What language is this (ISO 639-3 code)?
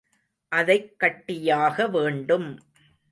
tam